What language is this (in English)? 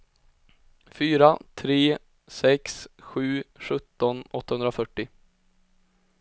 Swedish